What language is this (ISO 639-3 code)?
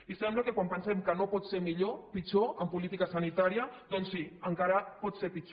cat